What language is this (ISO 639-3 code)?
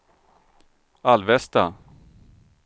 swe